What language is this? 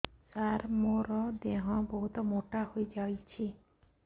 Odia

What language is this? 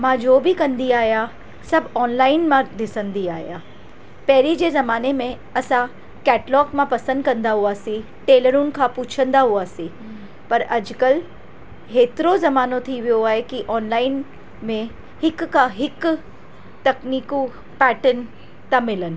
Sindhi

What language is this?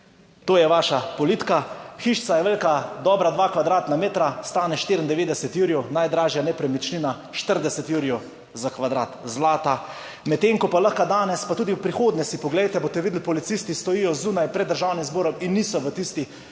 Slovenian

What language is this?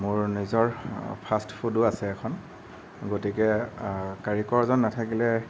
Assamese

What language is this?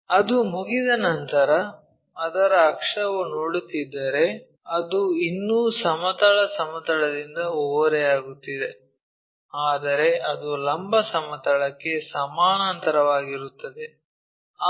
Kannada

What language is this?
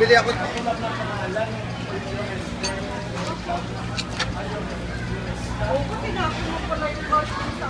Filipino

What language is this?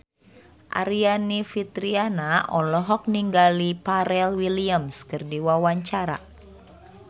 Sundanese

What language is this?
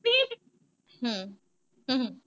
Punjabi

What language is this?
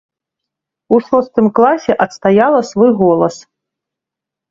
Belarusian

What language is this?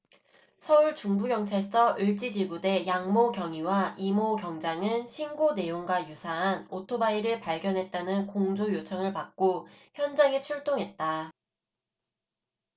Korean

